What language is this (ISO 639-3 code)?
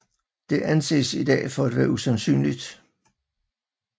dan